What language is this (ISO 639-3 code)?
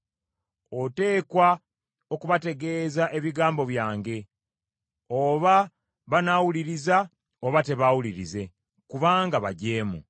lug